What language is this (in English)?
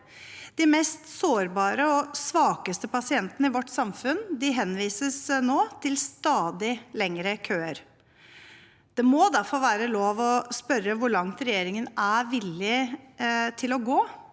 Norwegian